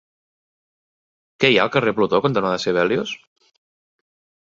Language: Catalan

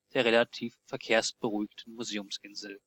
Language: German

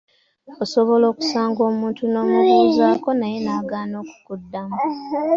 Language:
Ganda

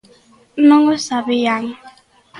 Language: Galician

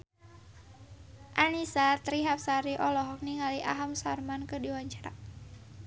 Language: Sundanese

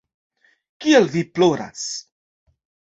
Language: Esperanto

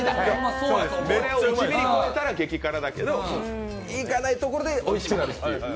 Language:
Japanese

